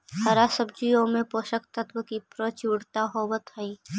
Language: Magahi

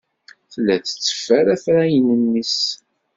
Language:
Kabyle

